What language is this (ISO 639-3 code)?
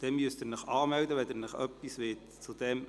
gsw